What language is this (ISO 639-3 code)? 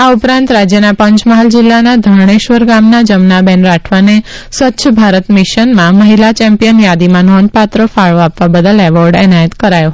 guj